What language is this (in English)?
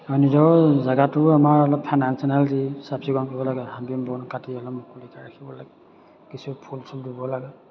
Assamese